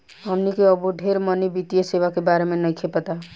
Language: Bhojpuri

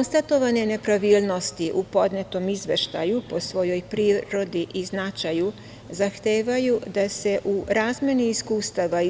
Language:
Serbian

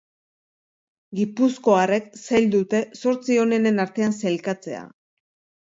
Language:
Basque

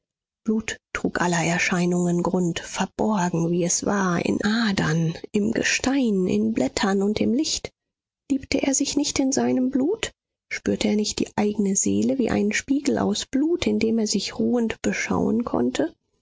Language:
German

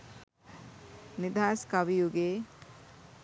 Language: Sinhala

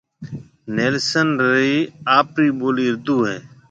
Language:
Marwari (Pakistan)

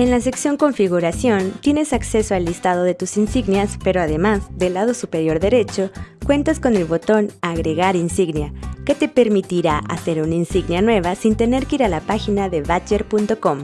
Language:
Spanish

